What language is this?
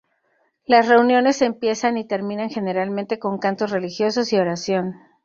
Spanish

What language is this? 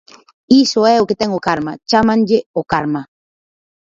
Galician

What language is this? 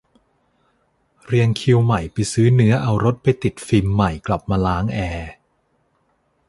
Thai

